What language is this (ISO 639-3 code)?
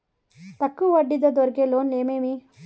tel